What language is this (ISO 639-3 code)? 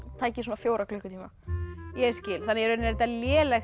isl